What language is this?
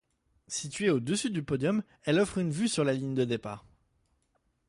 French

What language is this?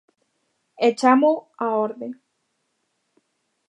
Galician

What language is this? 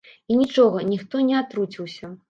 Belarusian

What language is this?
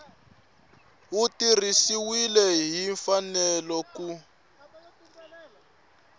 Tsonga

